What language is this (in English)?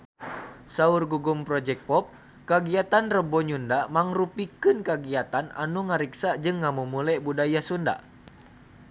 Sundanese